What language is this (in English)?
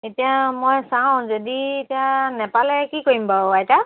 Assamese